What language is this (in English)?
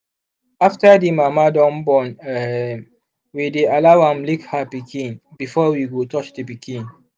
Nigerian Pidgin